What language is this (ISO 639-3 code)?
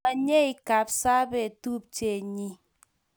kln